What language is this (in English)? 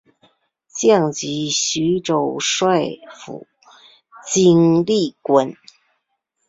Chinese